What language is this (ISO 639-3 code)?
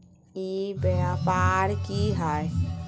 mag